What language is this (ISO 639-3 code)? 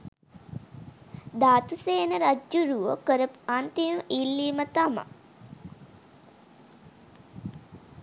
sin